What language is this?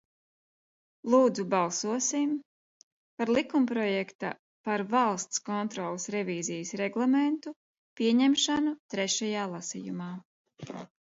Latvian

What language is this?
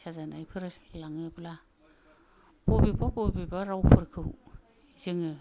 Bodo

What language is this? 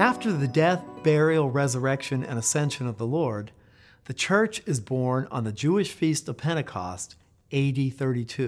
English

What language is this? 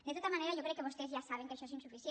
Catalan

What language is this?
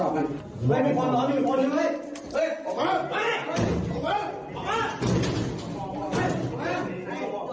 Thai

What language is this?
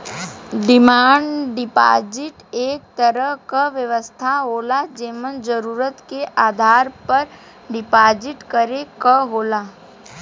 Bhojpuri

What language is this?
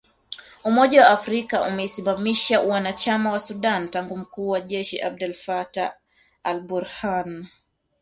Swahili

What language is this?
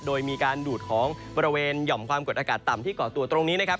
Thai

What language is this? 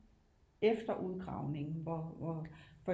Danish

